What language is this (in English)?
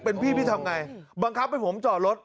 Thai